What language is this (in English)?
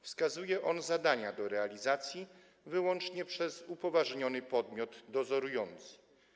Polish